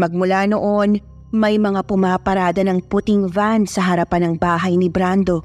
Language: Filipino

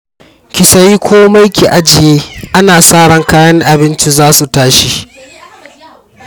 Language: Hausa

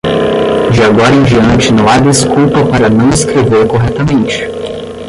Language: Portuguese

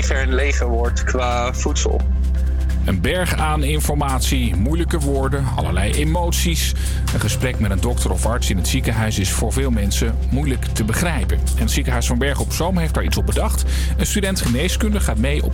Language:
Dutch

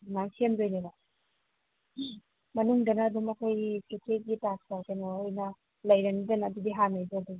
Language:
Manipuri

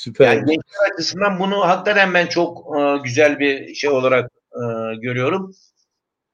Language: Turkish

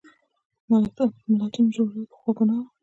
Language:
Pashto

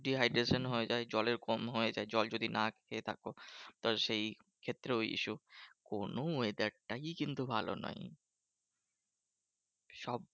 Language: Bangla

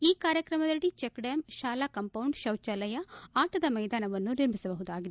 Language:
Kannada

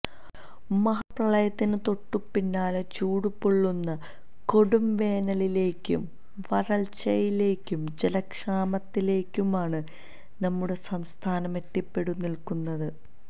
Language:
Malayalam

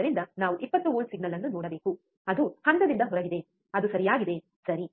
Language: Kannada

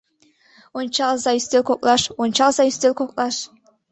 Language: Mari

